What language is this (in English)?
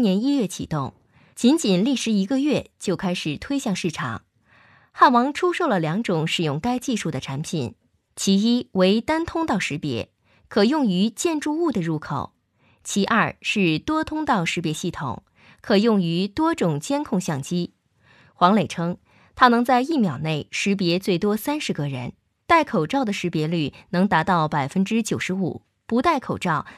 Chinese